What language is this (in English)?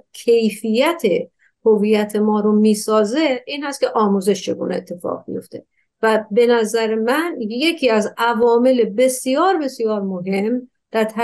Persian